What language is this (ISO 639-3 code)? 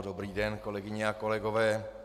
ces